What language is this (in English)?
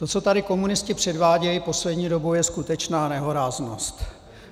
Czech